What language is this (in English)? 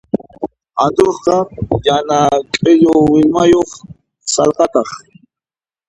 Puno Quechua